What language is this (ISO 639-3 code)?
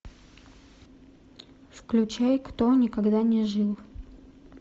rus